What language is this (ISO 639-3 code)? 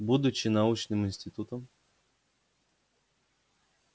rus